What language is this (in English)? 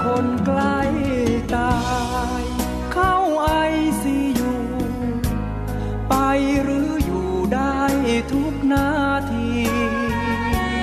Thai